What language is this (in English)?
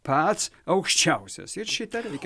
Lithuanian